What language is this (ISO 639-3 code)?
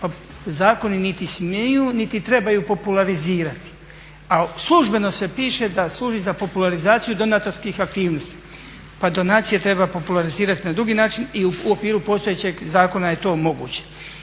hrv